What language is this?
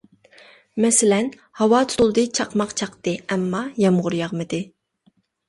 Uyghur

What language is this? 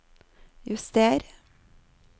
Norwegian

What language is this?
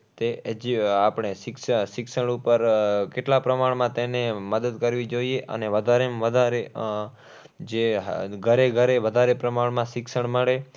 Gujarati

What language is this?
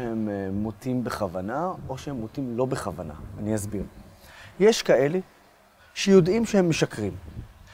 Hebrew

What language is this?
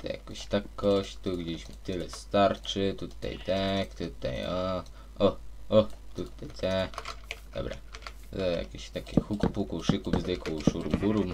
Polish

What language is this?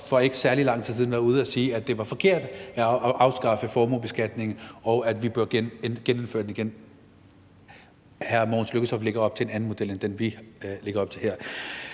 Danish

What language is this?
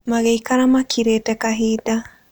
Kikuyu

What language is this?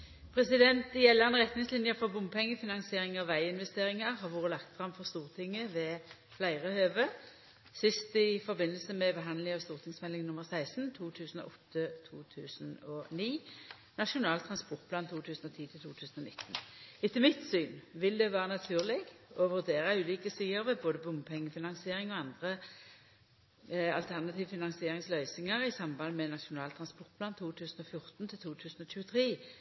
Norwegian Nynorsk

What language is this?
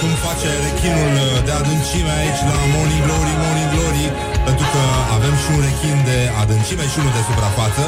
Romanian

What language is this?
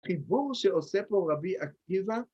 Hebrew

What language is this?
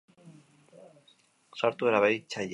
Basque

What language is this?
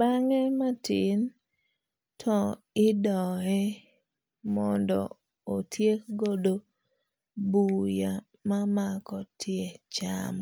Luo (Kenya and Tanzania)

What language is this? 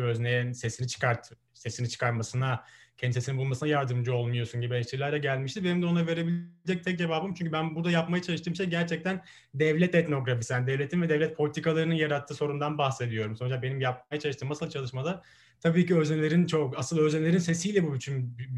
Turkish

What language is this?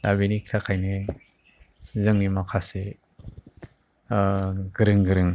Bodo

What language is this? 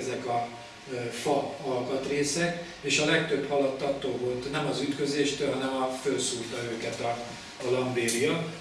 Hungarian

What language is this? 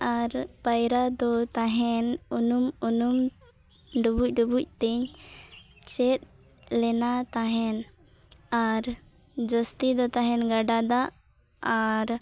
Santali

